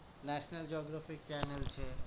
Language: Gujarati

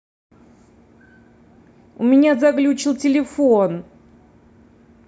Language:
Russian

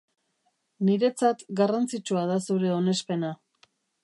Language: Basque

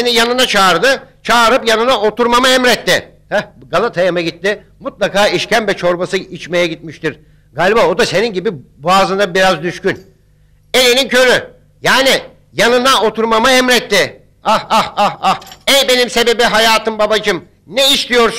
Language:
Turkish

